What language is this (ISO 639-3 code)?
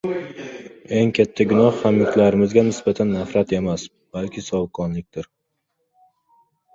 uzb